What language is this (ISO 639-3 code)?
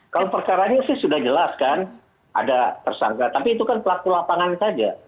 ind